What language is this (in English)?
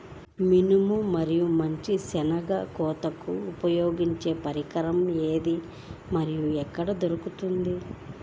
Telugu